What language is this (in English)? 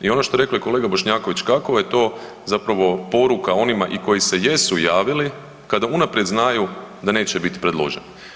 Croatian